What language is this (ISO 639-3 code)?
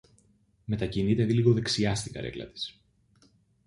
ell